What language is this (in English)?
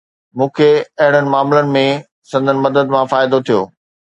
Sindhi